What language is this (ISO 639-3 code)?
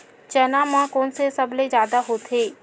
hne